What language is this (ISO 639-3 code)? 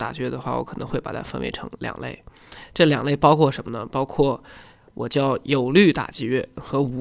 zho